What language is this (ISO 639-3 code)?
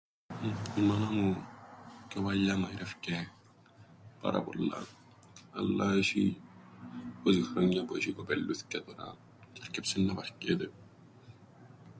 ell